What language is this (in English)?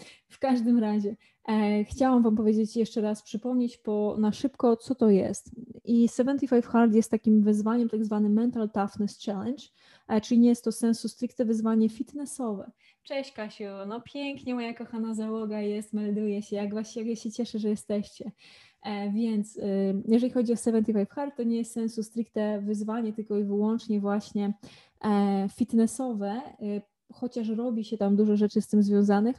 Polish